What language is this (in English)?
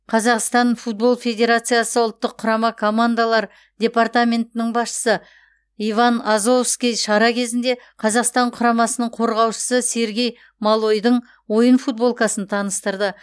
Kazakh